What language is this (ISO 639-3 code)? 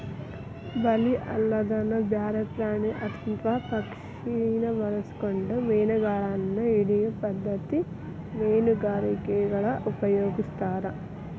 kan